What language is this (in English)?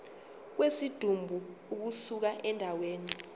Zulu